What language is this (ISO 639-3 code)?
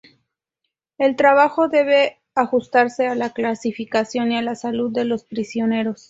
spa